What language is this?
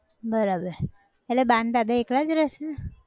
Gujarati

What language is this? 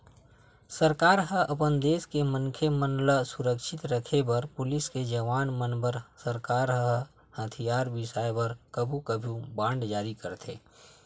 Chhattisgarhi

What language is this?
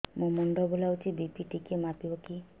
Odia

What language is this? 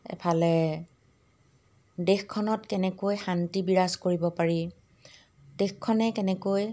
Assamese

